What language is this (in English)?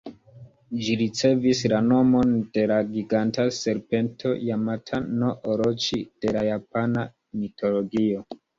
Esperanto